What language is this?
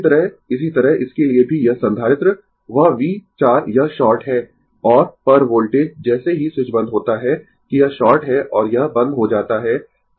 Hindi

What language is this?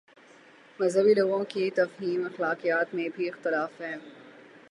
Urdu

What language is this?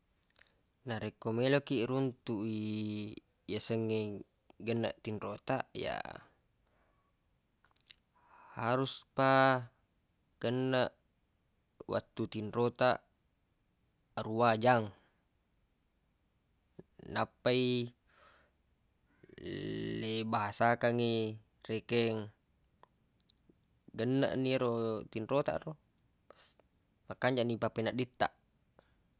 Buginese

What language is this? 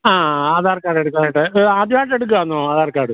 Malayalam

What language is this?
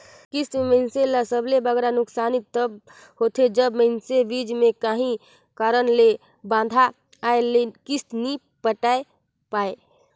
Chhattisgarhi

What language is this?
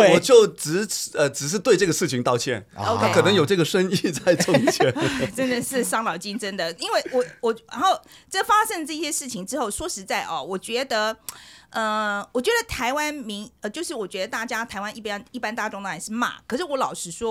Chinese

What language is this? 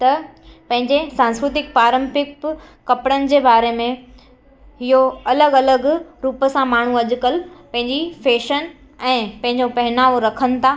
Sindhi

